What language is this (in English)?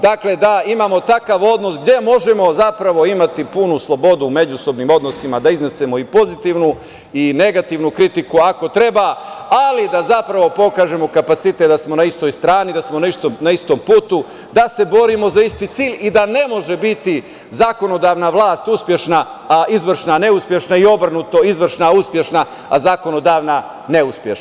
Serbian